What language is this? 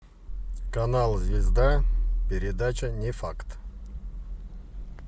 Russian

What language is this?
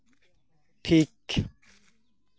Santali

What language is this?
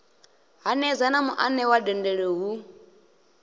Venda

